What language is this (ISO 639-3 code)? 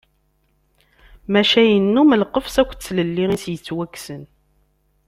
kab